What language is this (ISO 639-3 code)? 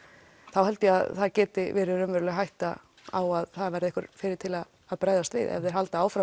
isl